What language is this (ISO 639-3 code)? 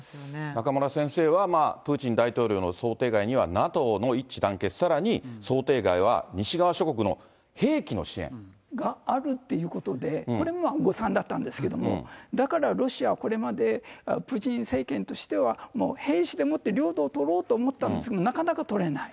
jpn